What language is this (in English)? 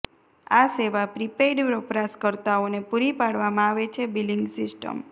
Gujarati